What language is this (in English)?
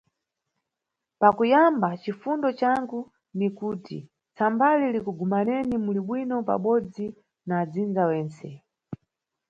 Nyungwe